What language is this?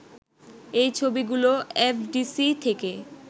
Bangla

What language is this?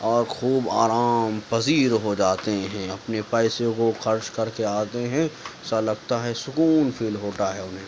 Urdu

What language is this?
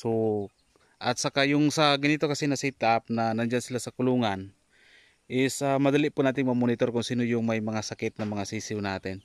Filipino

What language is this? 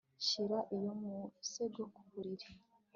Kinyarwanda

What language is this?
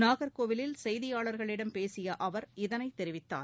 Tamil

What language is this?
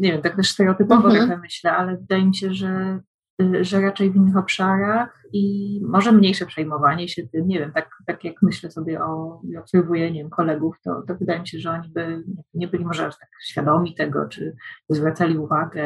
Polish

